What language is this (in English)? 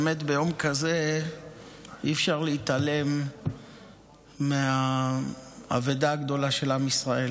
Hebrew